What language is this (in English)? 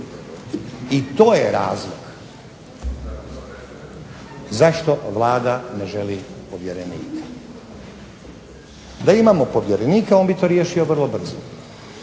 Croatian